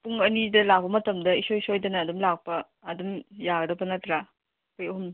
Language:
Manipuri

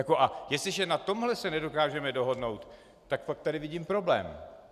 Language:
Czech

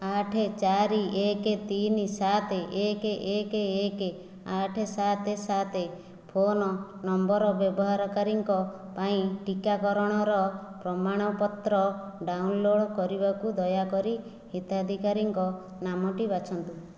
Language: Odia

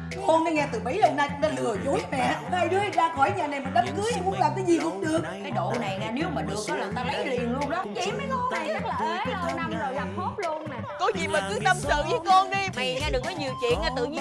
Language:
Vietnamese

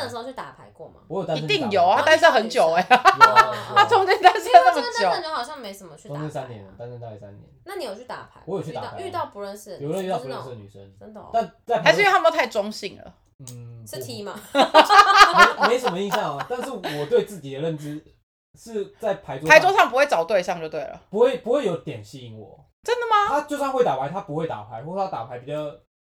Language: Chinese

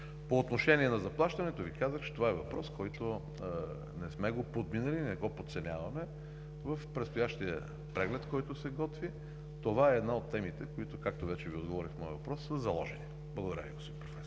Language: Bulgarian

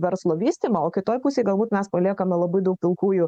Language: Lithuanian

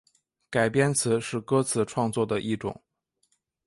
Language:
Chinese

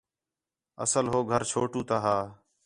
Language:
Khetrani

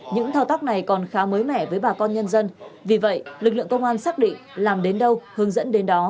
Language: Vietnamese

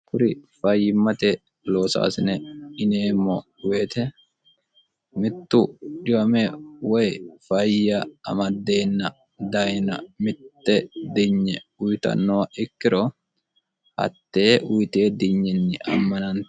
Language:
Sidamo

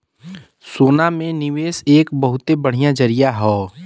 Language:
Bhojpuri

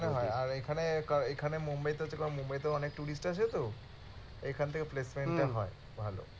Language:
Bangla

